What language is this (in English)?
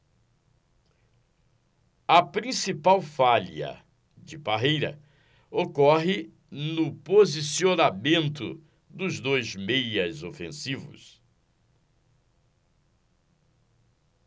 Portuguese